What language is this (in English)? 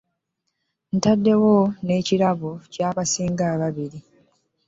Ganda